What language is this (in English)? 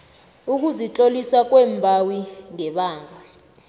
South Ndebele